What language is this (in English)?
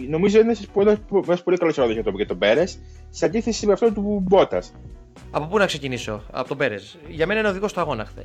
Greek